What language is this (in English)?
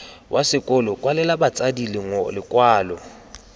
Tswana